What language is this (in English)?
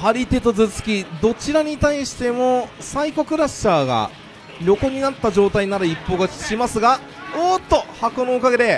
Japanese